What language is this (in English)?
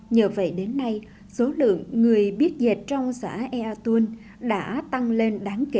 Vietnamese